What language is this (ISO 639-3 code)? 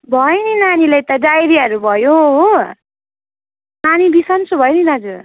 nep